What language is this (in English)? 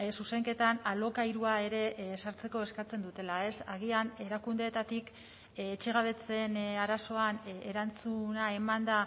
Basque